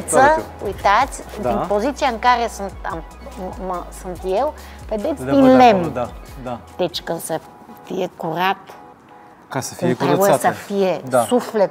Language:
Romanian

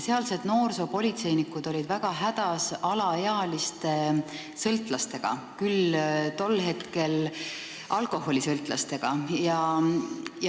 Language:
Estonian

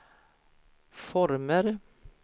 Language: Swedish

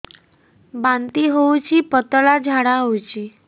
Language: Odia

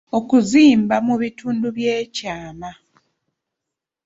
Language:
Ganda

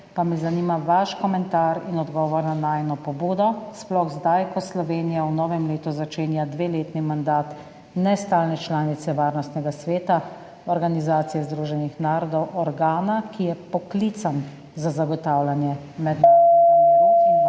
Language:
Slovenian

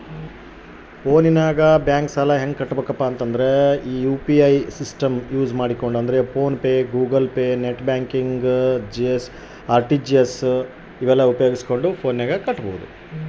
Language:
Kannada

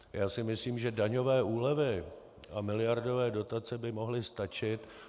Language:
Czech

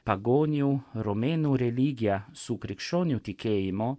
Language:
Lithuanian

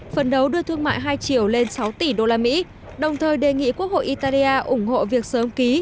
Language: Vietnamese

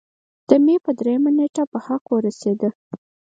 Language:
Pashto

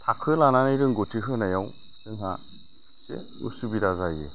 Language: Bodo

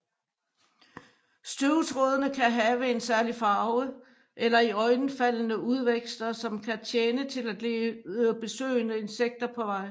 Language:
Danish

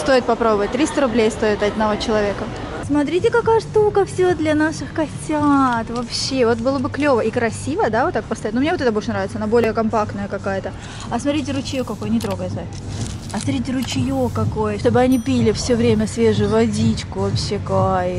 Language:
Russian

